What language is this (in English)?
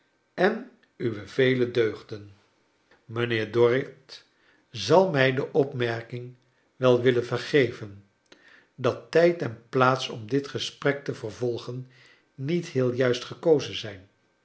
Dutch